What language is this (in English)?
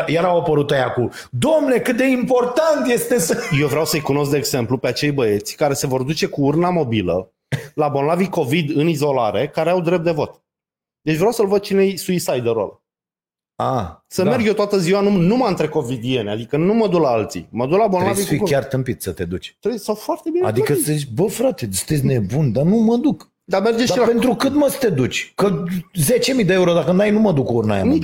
Romanian